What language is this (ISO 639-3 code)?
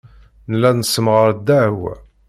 kab